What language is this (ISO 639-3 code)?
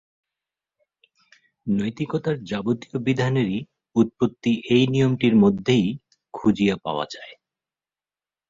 ben